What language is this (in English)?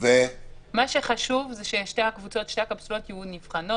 Hebrew